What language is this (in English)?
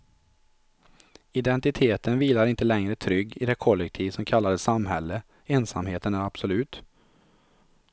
Swedish